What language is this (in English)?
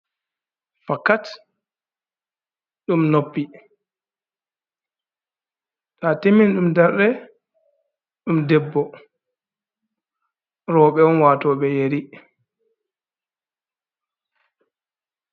Fula